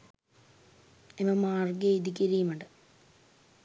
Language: Sinhala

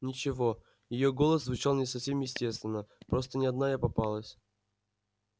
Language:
Russian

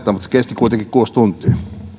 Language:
Finnish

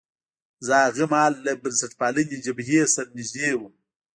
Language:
Pashto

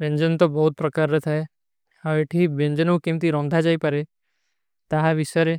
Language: Kui (India)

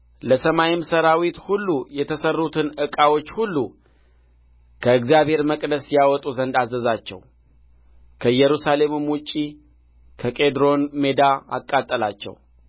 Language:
Amharic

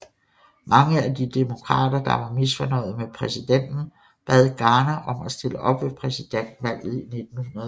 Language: Danish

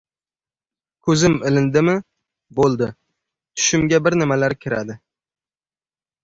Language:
Uzbek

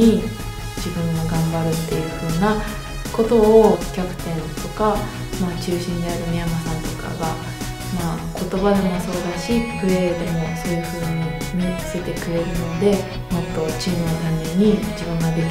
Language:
Japanese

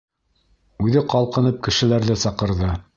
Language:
Bashkir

